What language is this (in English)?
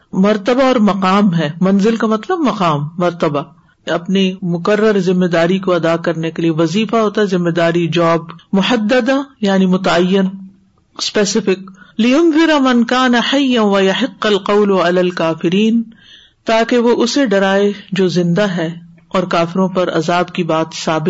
Urdu